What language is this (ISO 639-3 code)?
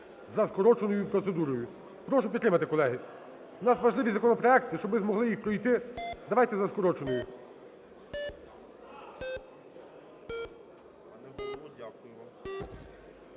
ukr